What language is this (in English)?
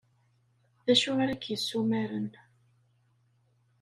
Kabyle